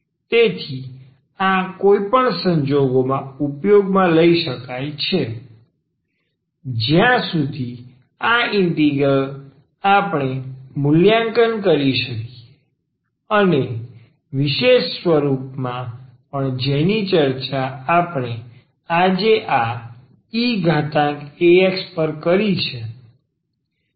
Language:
Gujarati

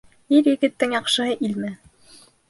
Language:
Bashkir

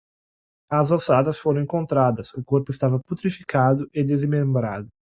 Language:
Portuguese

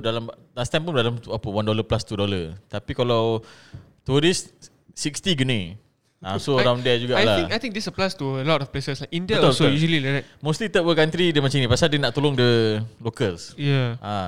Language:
Malay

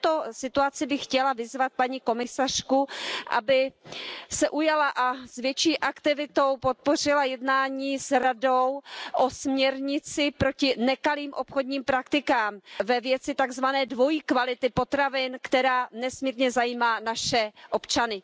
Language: Czech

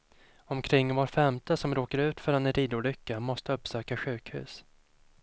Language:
Swedish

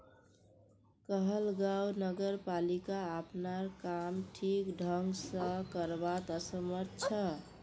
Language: Magahi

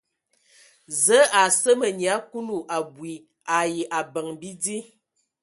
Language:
Ewondo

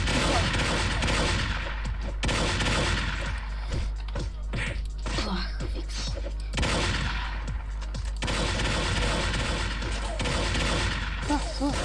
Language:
Russian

